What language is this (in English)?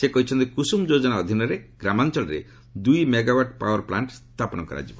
Odia